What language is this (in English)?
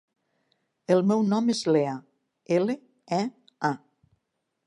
Catalan